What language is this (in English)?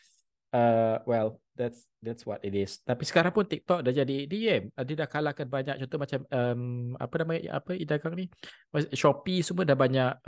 Malay